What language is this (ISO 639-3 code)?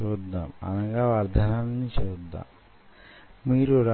tel